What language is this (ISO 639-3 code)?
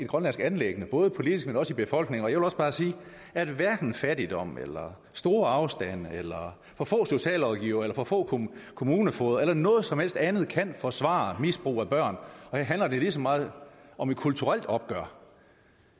dan